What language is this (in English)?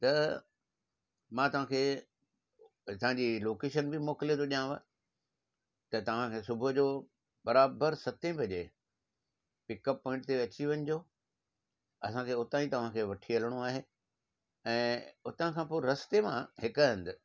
Sindhi